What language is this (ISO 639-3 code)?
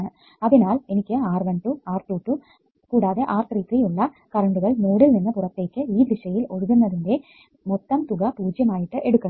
mal